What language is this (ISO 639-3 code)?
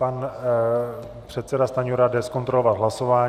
ces